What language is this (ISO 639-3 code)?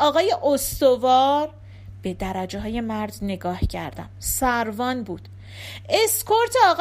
fas